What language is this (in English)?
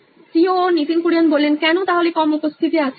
Bangla